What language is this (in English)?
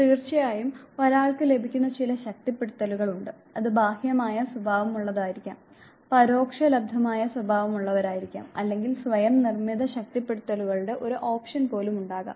Malayalam